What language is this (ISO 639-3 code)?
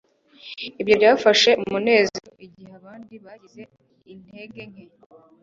kin